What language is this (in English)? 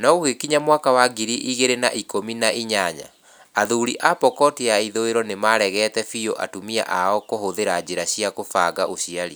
Kikuyu